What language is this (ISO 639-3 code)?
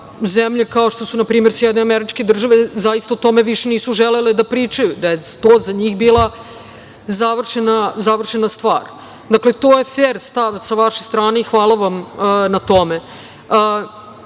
srp